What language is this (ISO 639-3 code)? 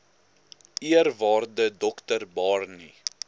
afr